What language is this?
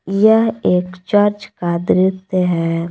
Hindi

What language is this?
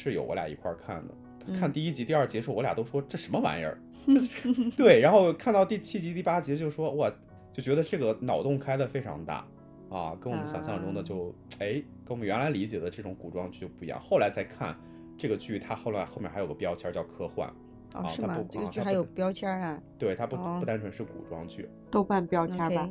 Chinese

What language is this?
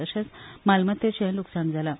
Konkani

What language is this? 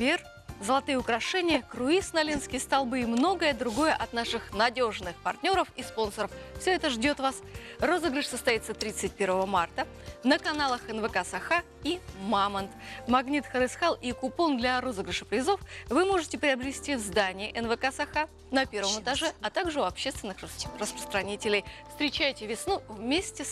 Russian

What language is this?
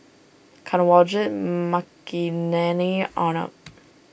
English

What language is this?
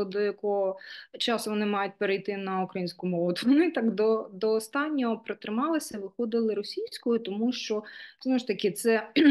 Ukrainian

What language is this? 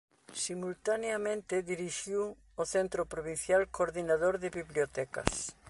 Galician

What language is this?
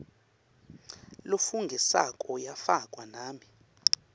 Swati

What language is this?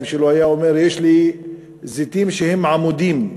Hebrew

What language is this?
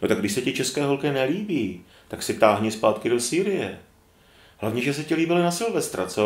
Czech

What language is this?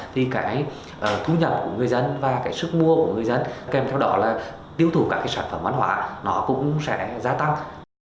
Vietnamese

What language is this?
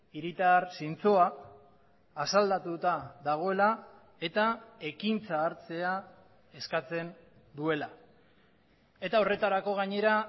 Basque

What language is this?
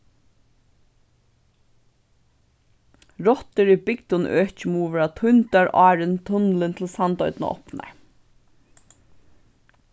Faroese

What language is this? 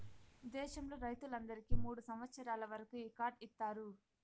Telugu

